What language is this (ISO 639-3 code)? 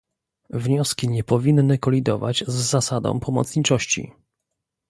pol